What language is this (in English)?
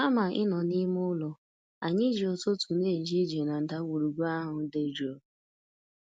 Igbo